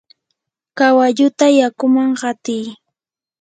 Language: Yanahuanca Pasco Quechua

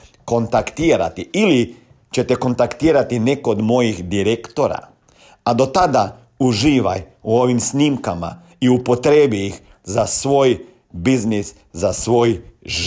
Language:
Croatian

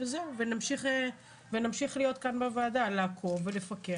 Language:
Hebrew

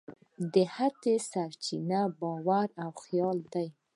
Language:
Pashto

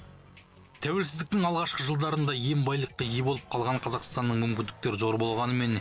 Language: Kazakh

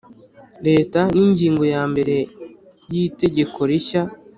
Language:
Kinyarwanda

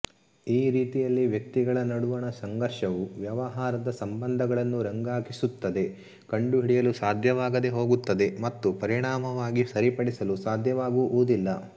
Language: Kannada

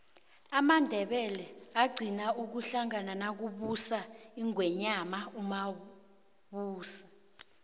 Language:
South Ndebele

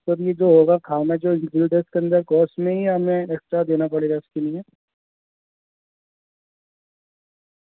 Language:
Urdu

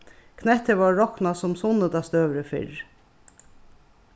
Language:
Faroese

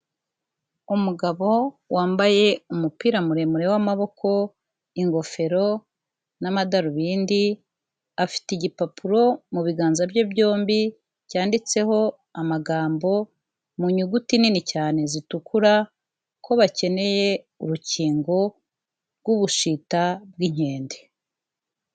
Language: Kinyarwanda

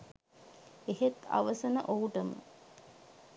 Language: Sinhala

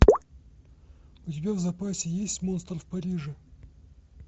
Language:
Russian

